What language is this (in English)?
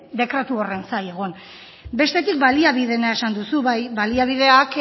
Basque